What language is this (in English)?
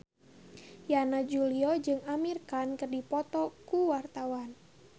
Sundanese